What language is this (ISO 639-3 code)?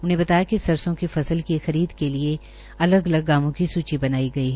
hin